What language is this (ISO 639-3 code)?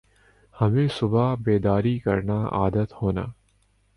urd